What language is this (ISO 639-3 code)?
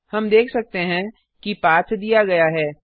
hin